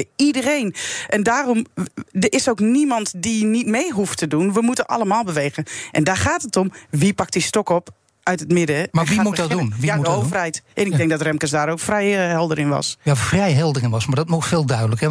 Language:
Dutch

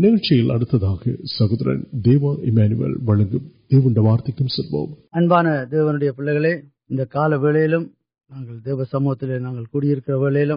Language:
Urdu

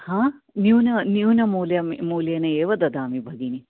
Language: Sanskrit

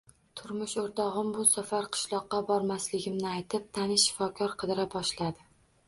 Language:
Uzbek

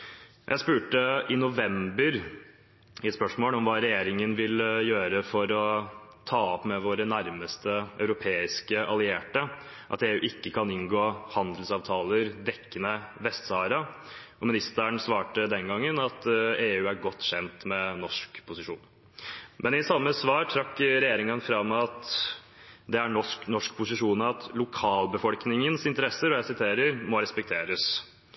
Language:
Norwegian Bokmål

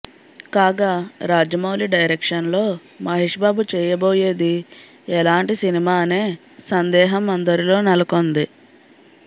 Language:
Telugu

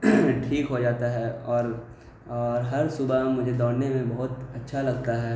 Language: Urdu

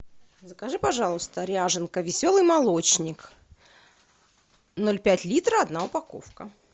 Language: Russian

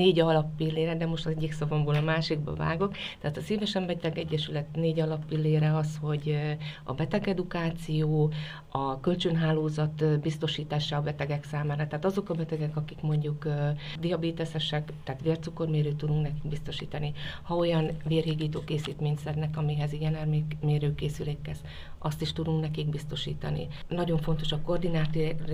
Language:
Hungarian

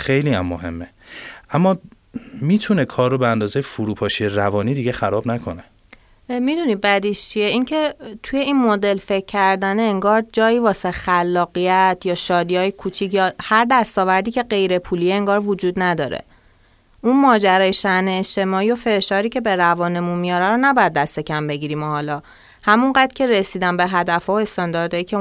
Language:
Persian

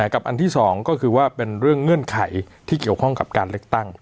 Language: Thai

